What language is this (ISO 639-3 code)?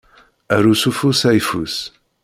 kab